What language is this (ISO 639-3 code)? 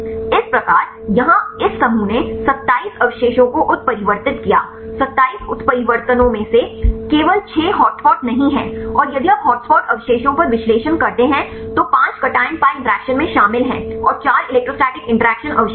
hin